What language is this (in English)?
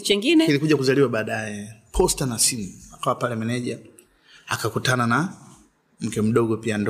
Swahili